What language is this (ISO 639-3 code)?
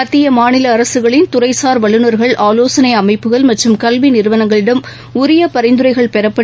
tam